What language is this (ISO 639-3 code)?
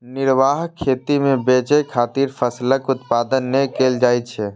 mai